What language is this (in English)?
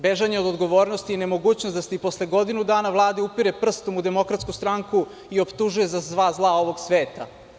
Serbian